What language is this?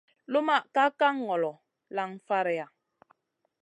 Masana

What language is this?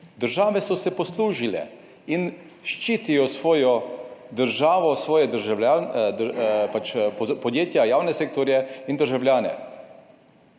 Slovenian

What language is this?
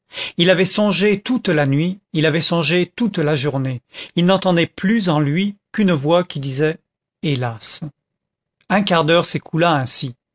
French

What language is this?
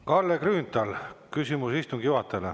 Estonian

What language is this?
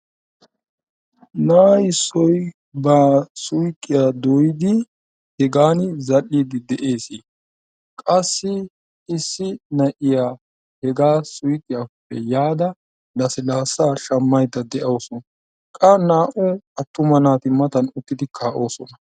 Wolaytta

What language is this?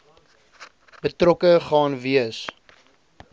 Afrikaans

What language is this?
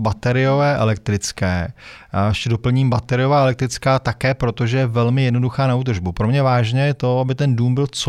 Czech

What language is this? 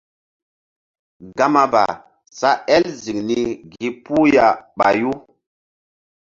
Mbum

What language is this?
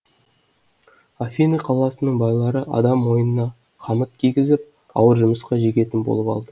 Kazakh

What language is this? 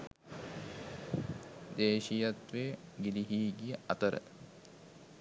Sinhala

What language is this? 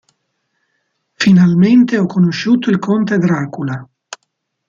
Italian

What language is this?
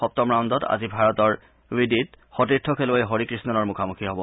Assamese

